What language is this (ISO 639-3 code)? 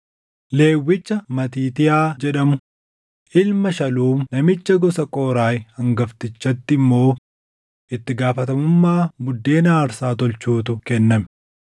orm